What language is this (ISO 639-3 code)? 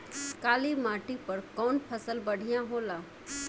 bho